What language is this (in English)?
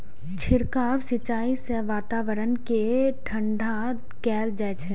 Maithili